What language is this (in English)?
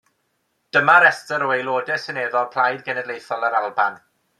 Welsh